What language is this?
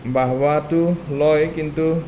Assamese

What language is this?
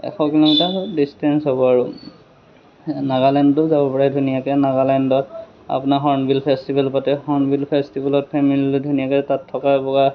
Assamese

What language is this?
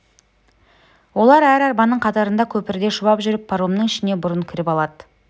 Kazakh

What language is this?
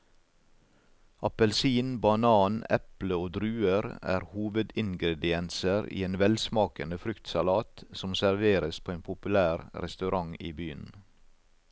Norwegian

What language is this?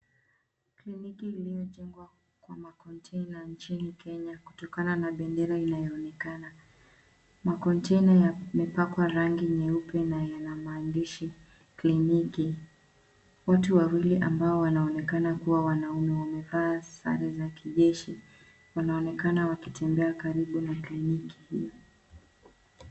Swahili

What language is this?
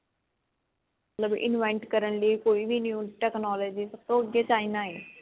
Punjabi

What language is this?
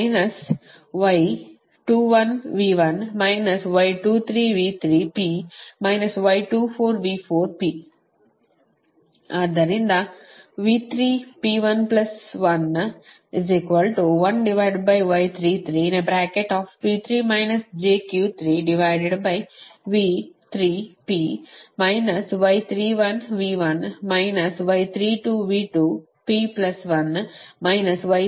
Kannada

